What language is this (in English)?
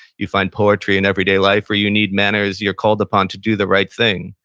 English